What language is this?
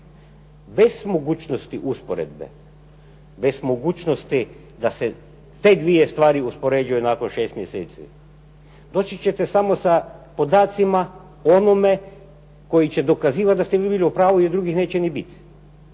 Croatian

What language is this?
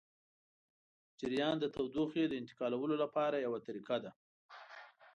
Pashto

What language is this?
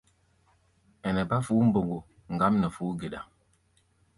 Gbaya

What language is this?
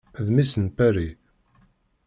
Kabyle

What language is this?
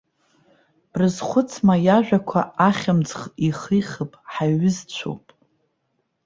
Abkhazian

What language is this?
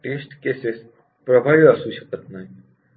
Marathi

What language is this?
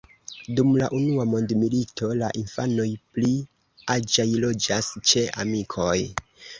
Esperanto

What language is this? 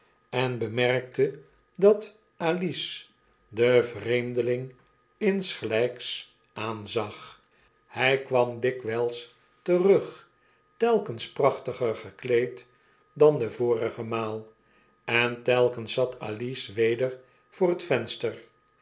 Dutch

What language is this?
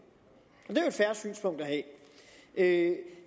Danish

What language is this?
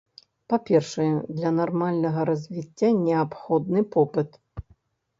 Belarusian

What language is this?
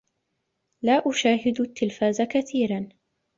Arabic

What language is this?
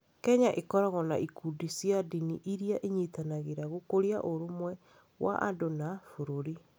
Kikuyu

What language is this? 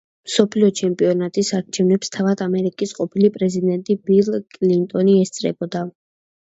Georgian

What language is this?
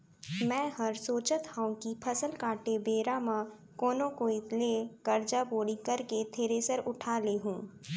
Chhattisgarhi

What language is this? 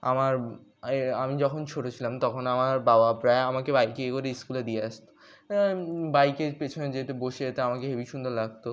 Bangla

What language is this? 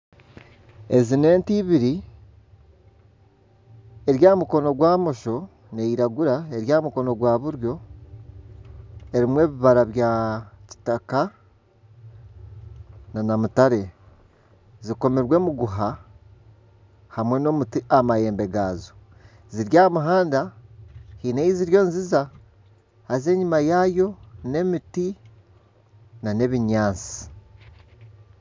Nyankole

